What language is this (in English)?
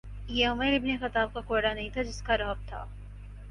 Urdu